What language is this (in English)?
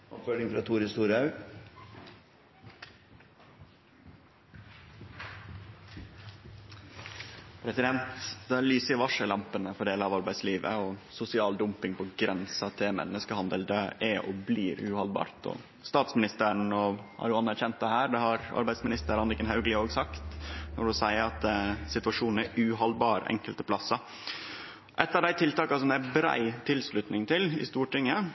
Norwegian Nynorsk